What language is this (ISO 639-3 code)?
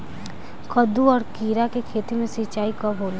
bho